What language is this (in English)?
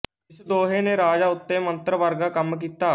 Punjabi